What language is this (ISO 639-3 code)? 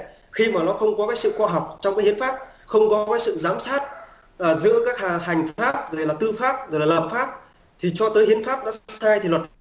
vie